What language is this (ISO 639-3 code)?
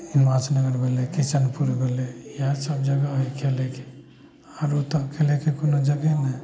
mai